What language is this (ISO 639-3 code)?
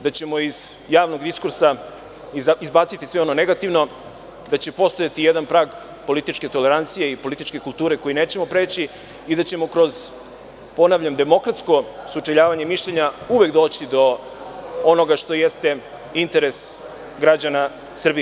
srp